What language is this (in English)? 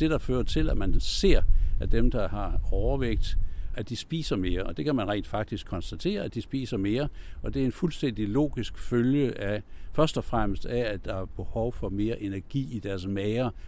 Danish